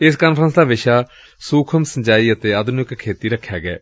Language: Punjabi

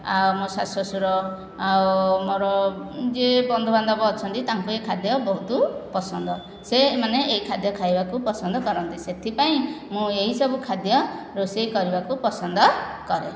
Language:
Odia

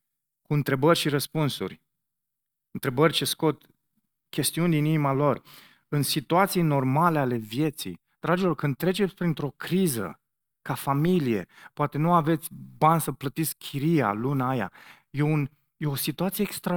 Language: Romanian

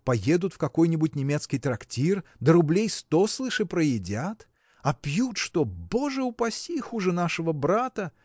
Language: Russian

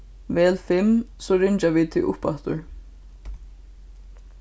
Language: Faroese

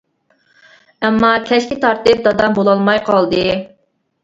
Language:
Uyghur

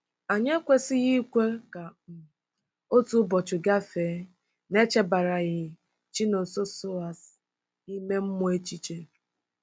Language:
Igbo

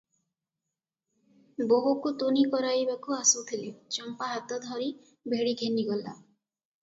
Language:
Odia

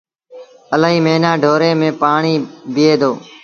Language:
Sindhi Bhil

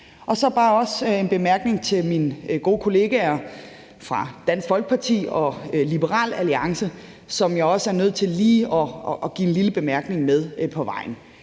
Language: Danish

